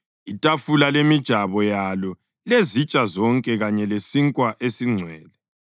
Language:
North Ndebele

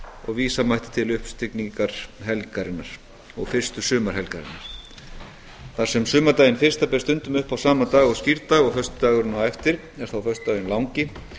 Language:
Icelandic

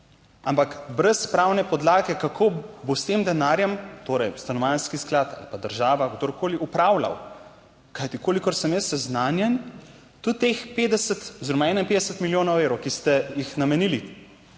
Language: Slovenian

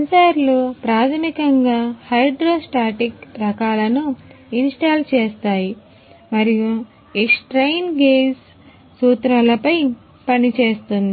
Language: Telugu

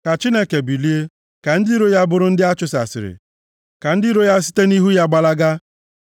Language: Igbo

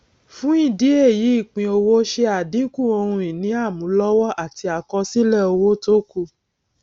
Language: Yoruba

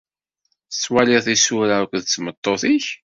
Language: Kabyle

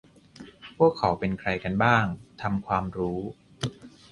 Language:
Thai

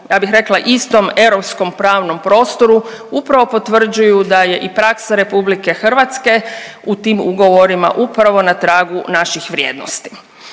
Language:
Croatian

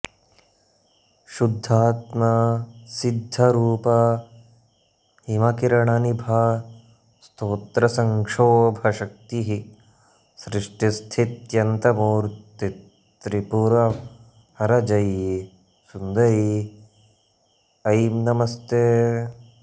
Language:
Sanskrit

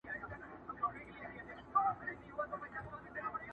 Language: Pashto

